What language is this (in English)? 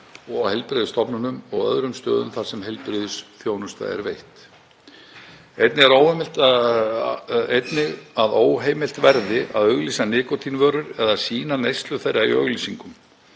Icelandic